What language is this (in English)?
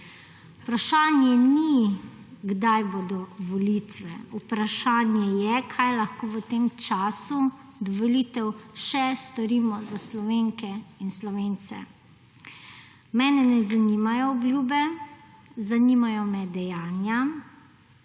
Slovenian